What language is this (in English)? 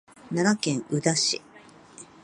Japanese